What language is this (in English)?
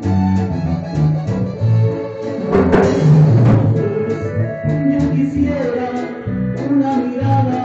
Spanish